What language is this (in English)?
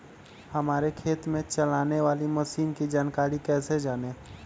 Magahi